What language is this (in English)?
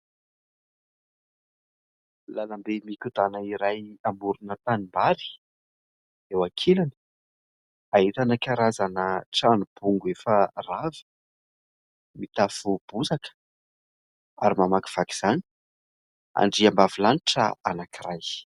Malagasy